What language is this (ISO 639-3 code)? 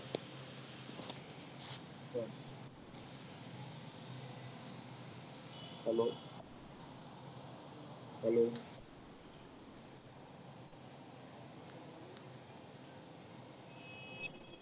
mar